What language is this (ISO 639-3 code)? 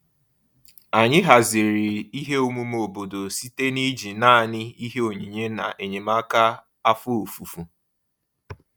ibo